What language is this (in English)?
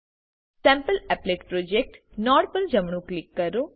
Gujarati